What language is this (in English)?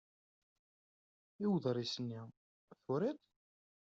Kabyle